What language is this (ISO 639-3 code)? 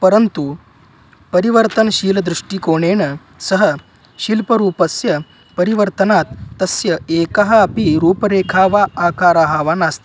san